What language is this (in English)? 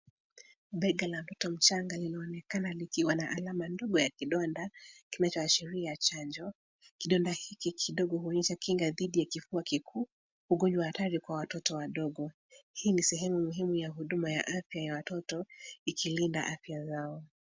Swahili